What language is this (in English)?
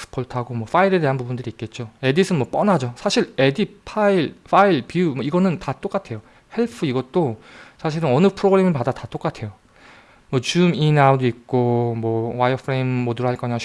Korean